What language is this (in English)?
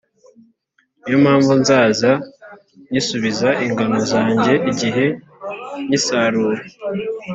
Kinyarwanda